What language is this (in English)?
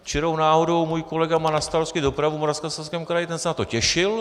Czech